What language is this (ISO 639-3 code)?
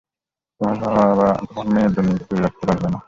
ben